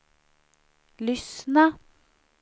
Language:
Swedish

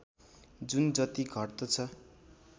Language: Nepali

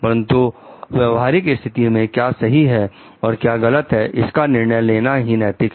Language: Hindi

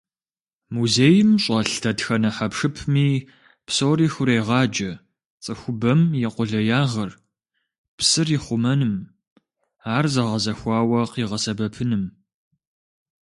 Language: Kabardian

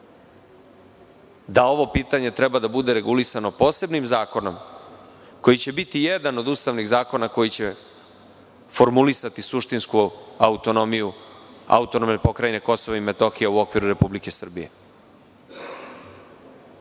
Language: Serbian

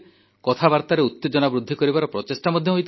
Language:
Odia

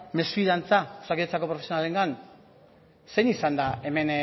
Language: Basque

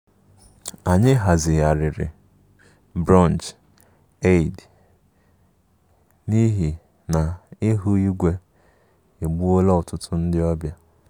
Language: Igbo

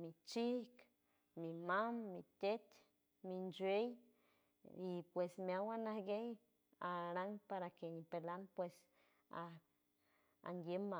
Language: San Francisco Del Mar Huave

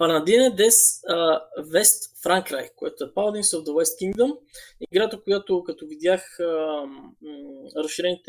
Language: Bulgarian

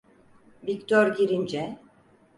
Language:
Turkish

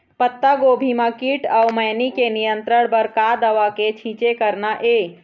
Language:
Chhattisgarhi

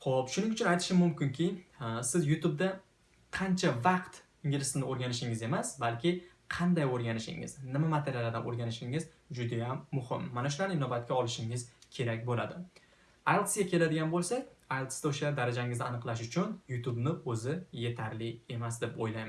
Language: Turkish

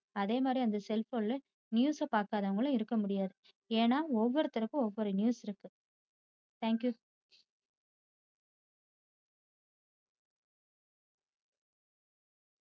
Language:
Tamil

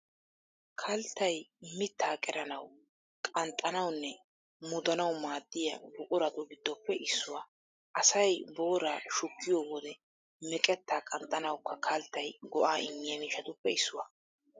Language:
Wolaytta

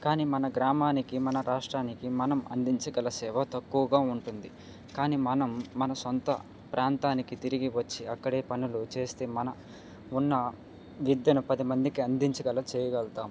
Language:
Telugu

